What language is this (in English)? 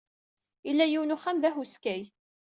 Kabyle